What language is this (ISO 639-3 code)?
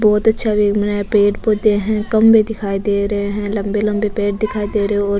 raj